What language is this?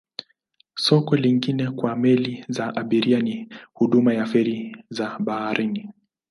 Swahili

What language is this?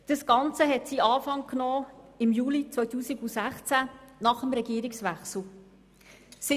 Swiss German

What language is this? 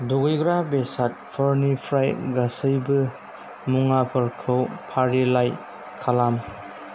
Bodo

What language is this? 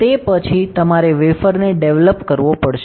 Gujarati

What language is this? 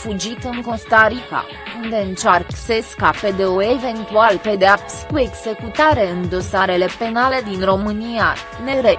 Romanian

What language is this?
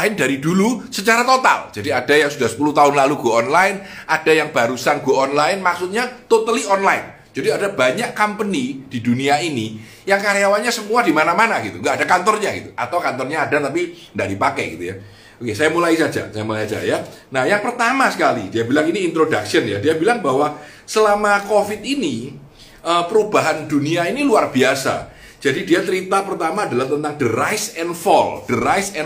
Indonesian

